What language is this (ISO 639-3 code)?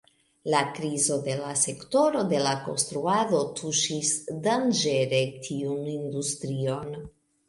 epo